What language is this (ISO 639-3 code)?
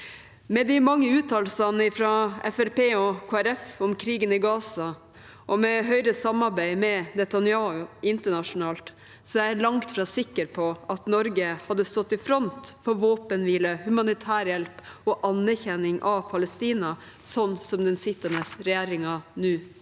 nor